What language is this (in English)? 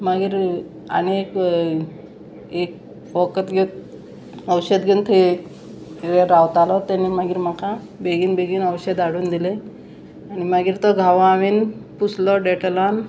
Konkani